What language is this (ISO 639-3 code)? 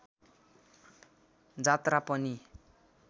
nep